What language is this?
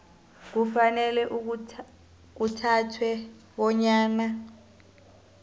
South Ndebele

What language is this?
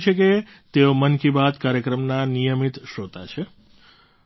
Gujarati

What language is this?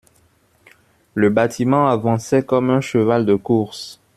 French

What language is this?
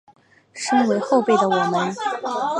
Chinese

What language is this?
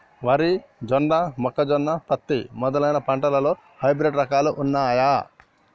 Telugu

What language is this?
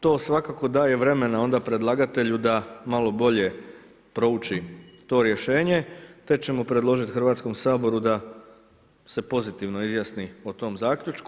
Croatian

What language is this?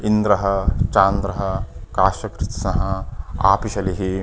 Sanskrit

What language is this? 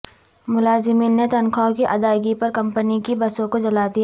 Urdu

